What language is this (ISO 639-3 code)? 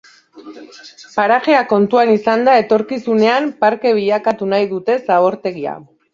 eus